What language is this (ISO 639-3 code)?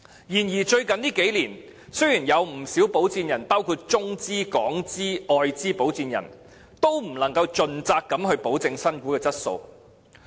yue